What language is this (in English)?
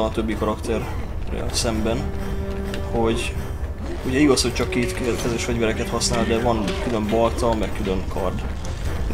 Hungarian